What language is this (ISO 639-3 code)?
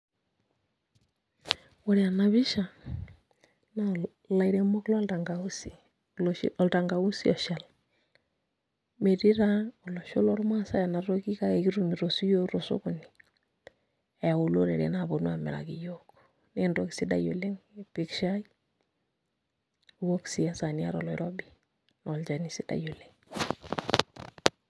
mas